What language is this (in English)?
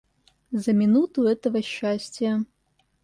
Russian